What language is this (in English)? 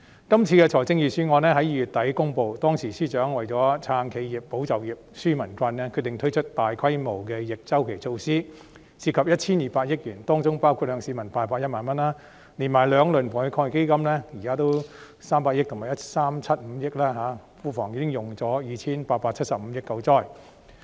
Cantonese